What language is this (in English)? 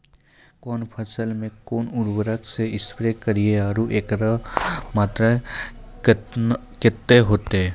Maithili